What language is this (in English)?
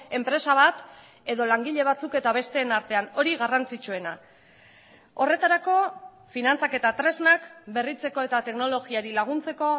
Basque